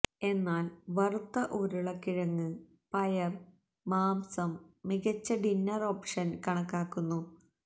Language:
Malayalam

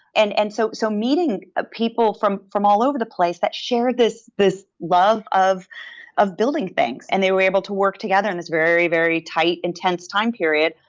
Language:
English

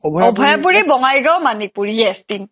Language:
Assamese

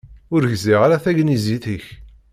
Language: Kabyle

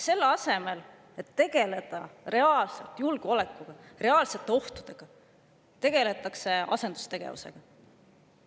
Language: Estonian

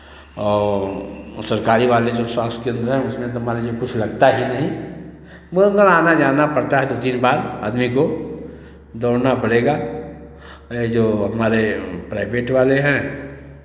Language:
Hindi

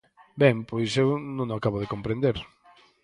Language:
Galician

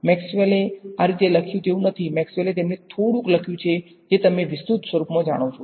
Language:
Gujarati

